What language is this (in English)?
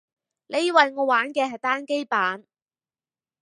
Cantonese